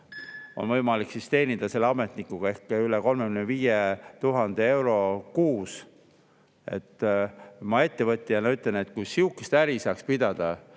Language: Estonian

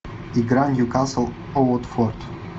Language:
Russian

